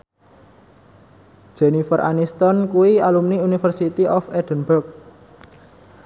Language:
Javanese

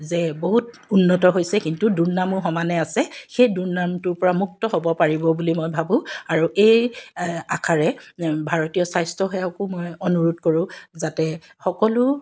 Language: Assamese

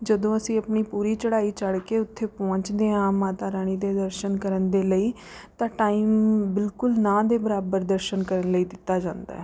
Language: Punjabi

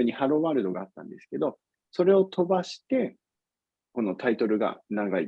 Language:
Japanese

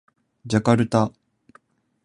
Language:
Japanese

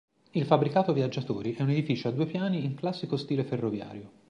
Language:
Italian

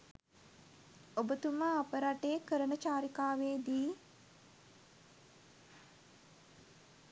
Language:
Sinhala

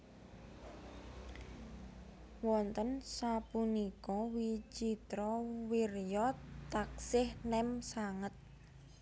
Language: Javanese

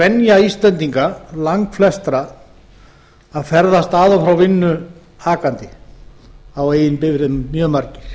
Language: Icelandic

